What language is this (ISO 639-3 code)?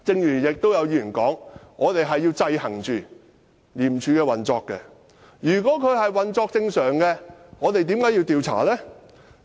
yue